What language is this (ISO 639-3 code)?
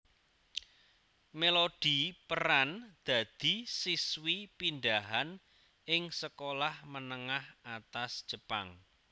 jav